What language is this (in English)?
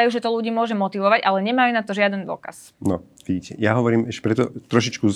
Slovak